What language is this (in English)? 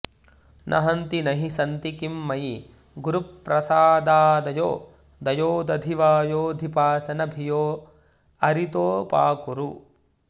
Sanskrit